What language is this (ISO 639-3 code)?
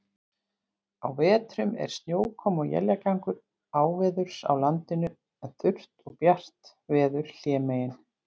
isl